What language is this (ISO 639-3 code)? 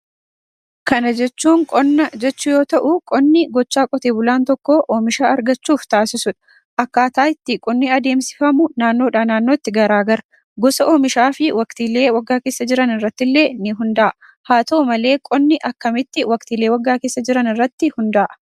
orm